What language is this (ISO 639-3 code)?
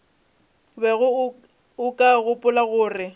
nso